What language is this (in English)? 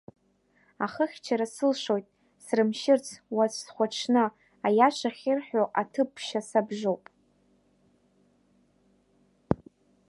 Abkhazian